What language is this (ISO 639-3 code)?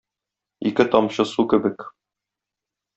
tat